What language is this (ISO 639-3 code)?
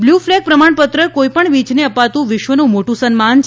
guj